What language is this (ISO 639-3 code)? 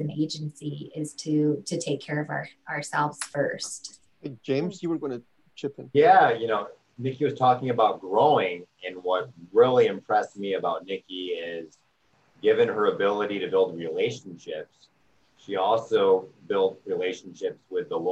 eng